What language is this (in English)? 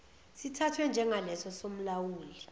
Zulu